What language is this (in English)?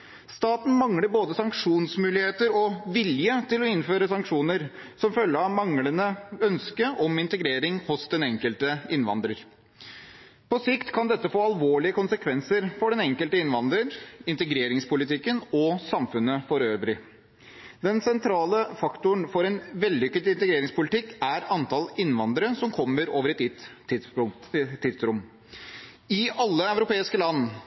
Norwegian Bokmål